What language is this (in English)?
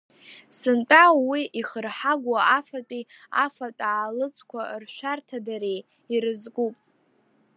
Abkhazian